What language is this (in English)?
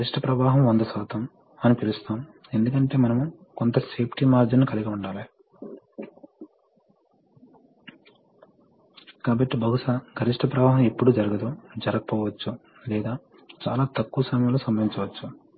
Telugu